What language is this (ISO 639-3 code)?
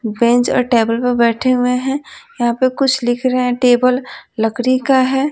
hin